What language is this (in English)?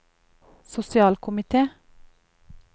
Norwegian